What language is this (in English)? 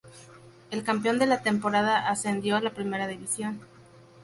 Spanish